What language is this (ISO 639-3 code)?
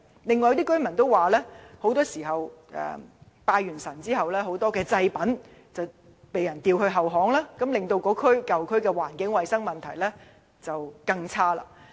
yue